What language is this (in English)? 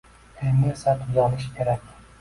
Uzbek